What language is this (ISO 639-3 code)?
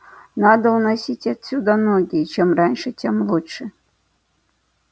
rus